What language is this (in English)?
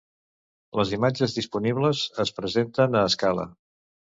Catalan